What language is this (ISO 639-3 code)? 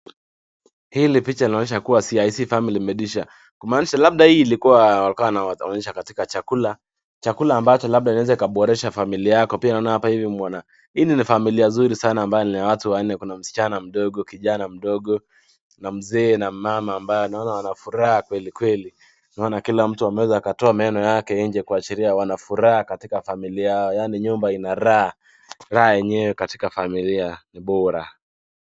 swa